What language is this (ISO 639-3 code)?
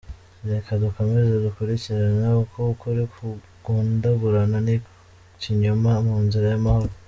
kin